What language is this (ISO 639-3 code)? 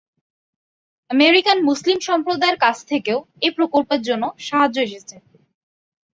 ben